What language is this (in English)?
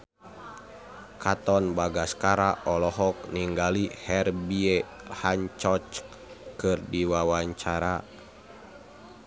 Sundanese